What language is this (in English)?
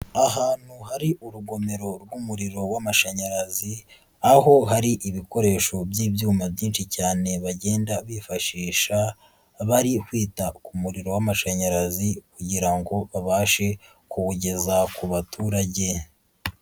Kinyarwanda